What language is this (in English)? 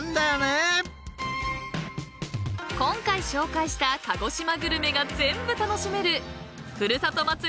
Japanese